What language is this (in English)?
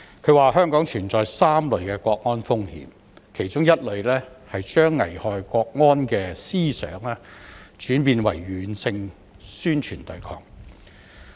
Cantonese